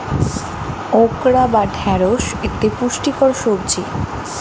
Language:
Bangla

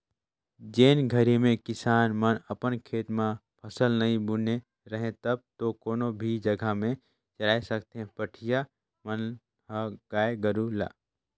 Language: Chhattisgarhi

